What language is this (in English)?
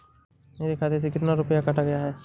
Hindi